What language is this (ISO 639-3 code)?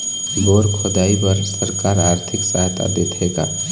hne